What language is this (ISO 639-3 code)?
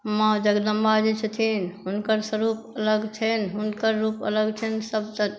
mai